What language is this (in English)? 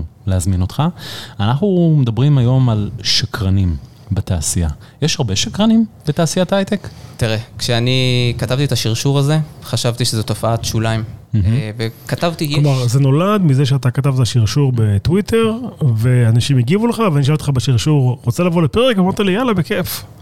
Hebrew